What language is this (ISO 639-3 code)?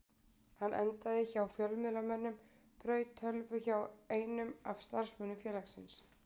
isl